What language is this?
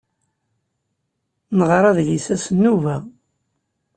Kabyle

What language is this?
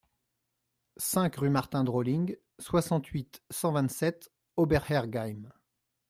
French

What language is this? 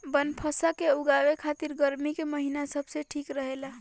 Bhojpuri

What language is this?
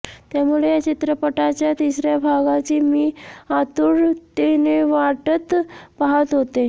Marathi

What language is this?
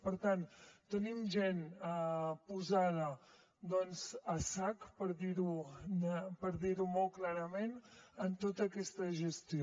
Catalan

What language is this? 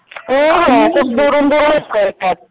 Marathi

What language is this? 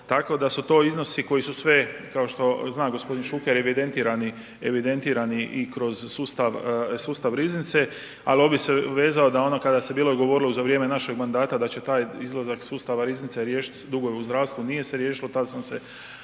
Croatian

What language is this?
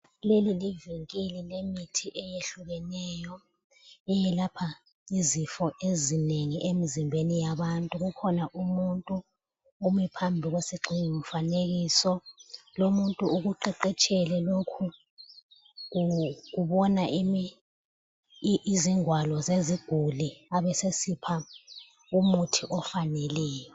North Ndebele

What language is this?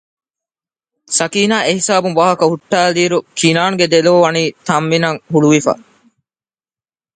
Divehi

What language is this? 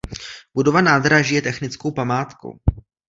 Czech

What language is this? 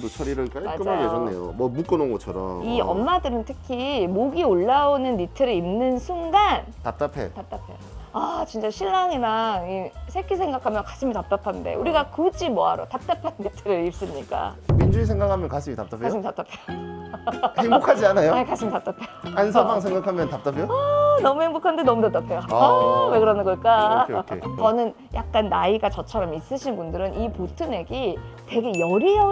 Korean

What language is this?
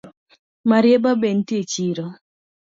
Luo (Kenya and Tanzania)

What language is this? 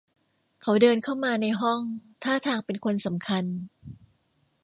Thai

